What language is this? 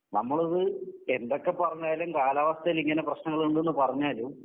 Malayalam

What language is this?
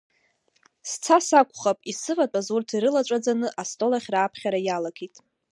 Abkhazian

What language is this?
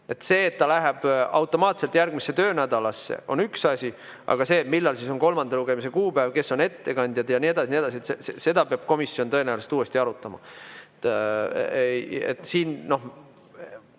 Estonian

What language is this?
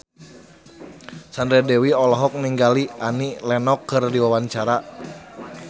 Sundanese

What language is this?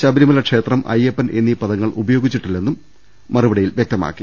Malayalam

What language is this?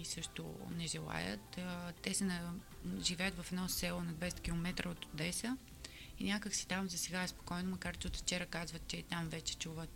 Bulgarian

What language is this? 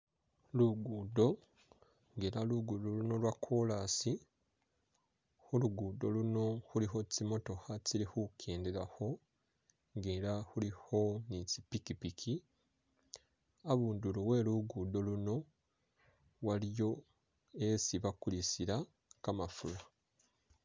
Masaaba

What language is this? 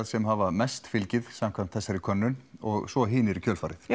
Icelandic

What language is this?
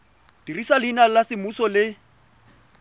Tswana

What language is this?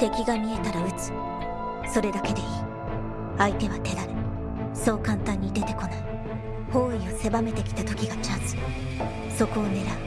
Japanese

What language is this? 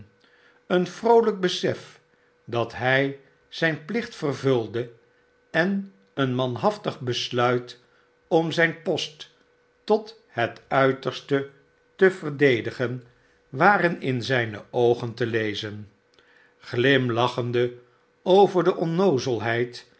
Dutch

